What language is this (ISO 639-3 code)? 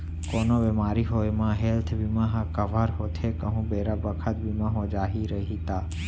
hne